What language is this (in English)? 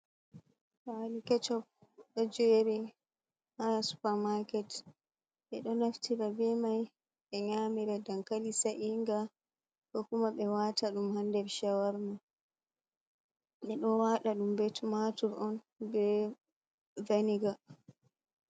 Fula